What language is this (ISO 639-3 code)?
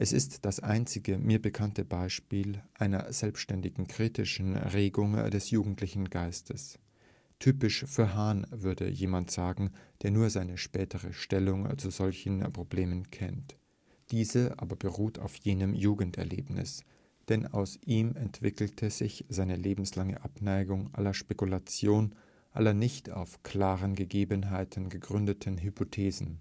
deu